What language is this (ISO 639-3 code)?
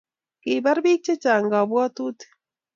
kln